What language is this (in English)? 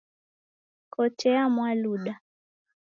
Taita